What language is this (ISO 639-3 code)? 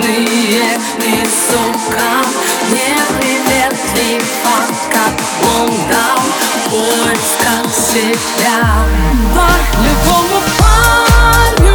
rus